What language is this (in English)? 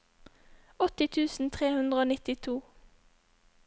Norwegian